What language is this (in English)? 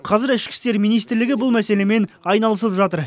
Kazakh